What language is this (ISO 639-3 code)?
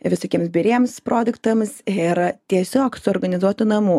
lit